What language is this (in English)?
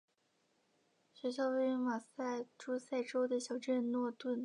Chinese